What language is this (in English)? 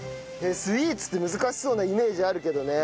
Japanese